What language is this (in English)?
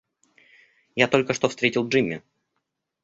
Russian